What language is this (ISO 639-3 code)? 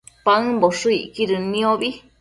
mcf